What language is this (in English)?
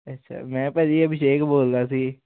Punjabi